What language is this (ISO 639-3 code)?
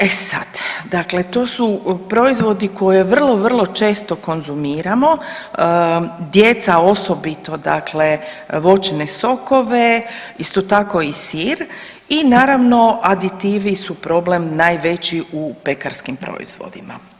hrv